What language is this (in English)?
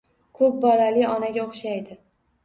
Uzbek